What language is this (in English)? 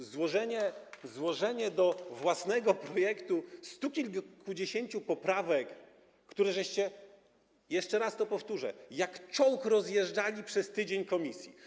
Polish